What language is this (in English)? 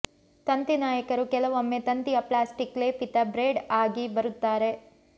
Kannada